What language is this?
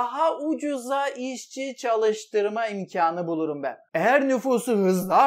Turkish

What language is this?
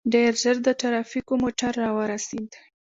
Pashto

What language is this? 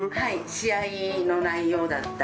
Japanese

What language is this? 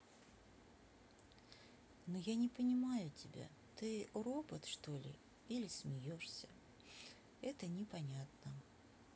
Russian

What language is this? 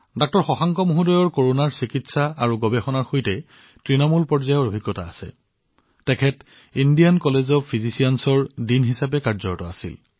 Assamese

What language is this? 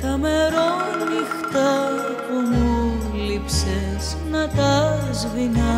Greek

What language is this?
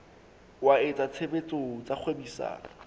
Southern Sotho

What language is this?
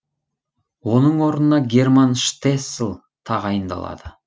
Kazakh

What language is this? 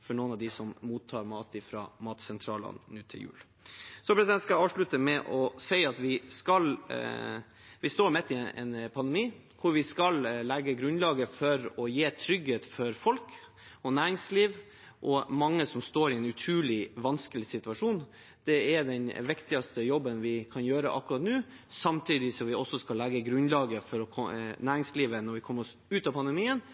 Norwegian Bokmål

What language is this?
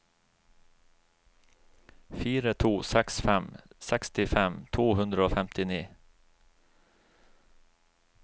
Norwegian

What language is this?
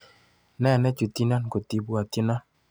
Kalenjin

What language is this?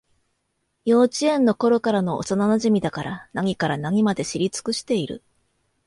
Japanese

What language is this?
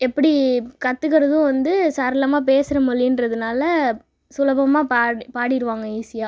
Tamil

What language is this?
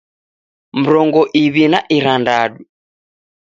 Taita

